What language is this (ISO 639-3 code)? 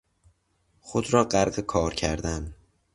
fas